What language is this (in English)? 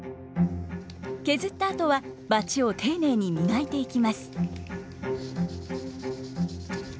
Japanese